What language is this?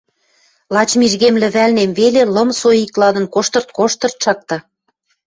Western Mari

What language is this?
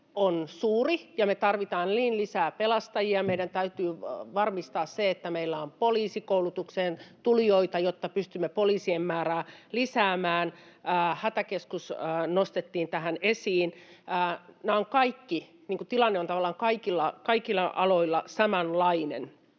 Finnish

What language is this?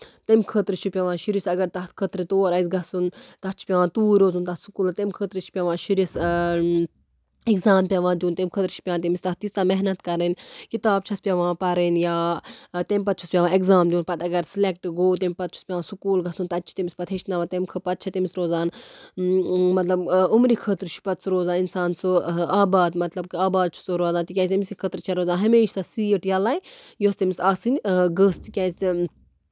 Kashmiri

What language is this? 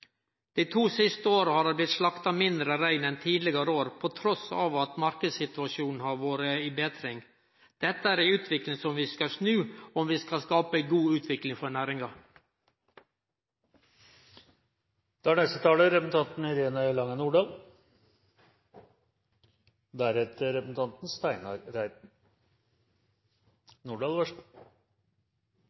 Norwegian Nynorsk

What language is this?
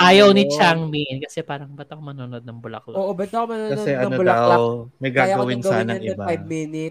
Filipino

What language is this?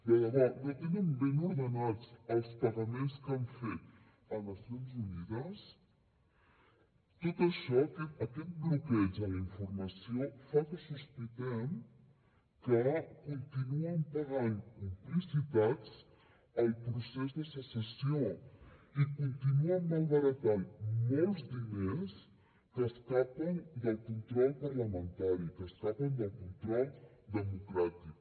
Catalan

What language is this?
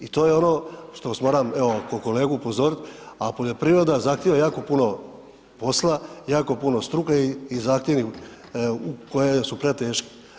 Croatian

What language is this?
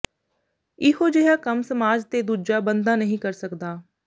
Punjabi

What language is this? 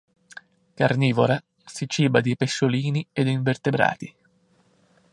Italian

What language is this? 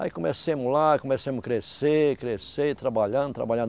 Portuguese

